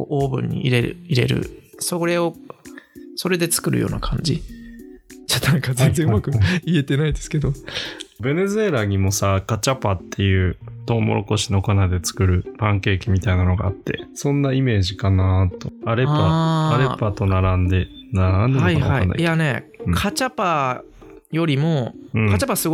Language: Japanese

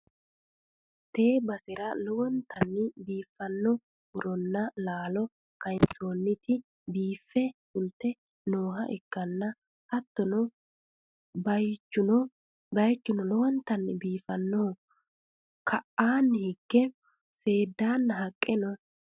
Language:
Sidamo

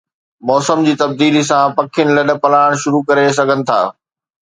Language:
Sindhi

